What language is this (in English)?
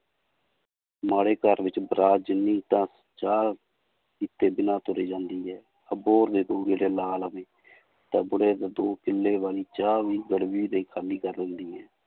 Punjabi